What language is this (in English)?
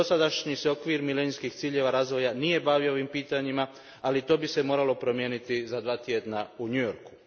Croatian